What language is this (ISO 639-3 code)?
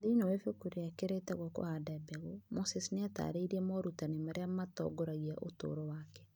kik